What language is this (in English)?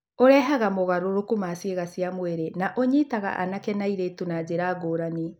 Kikuyu